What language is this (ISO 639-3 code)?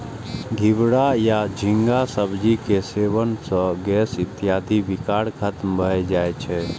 mai